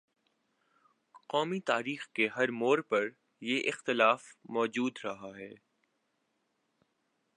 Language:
Urdu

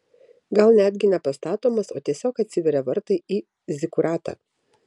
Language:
Lithuanian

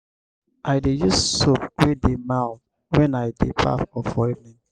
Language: Nigerian Pidgin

